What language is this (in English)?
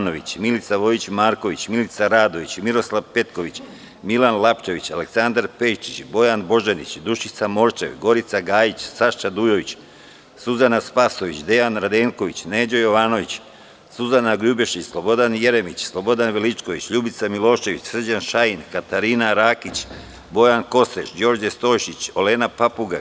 Serbian